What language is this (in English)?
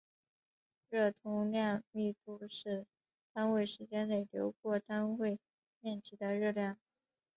Chinese